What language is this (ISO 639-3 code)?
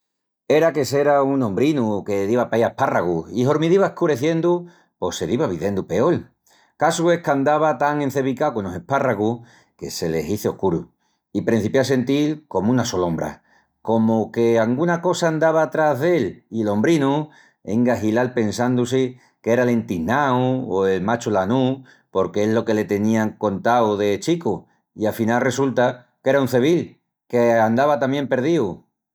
ext